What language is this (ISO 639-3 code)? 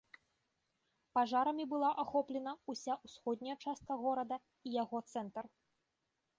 bel